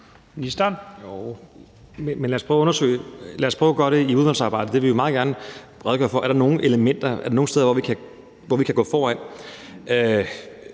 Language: Danish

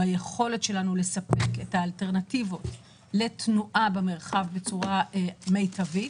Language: Hebrew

